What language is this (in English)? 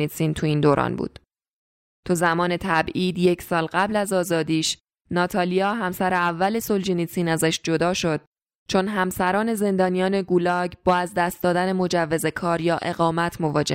Persian